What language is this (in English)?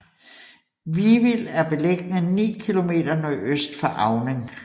Danish